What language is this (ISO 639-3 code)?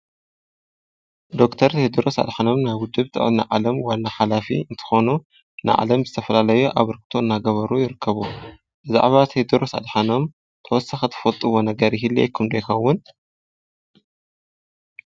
tir